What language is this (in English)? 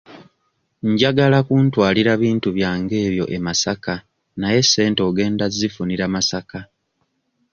Ganda